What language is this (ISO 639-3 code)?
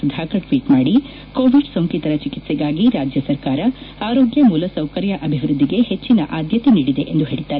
kan